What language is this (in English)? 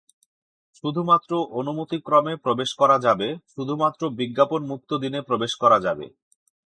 Bangla